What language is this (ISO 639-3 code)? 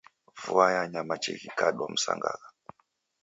dav